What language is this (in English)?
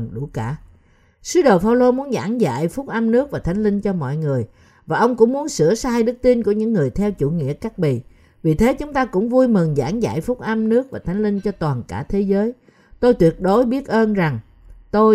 Vietnamese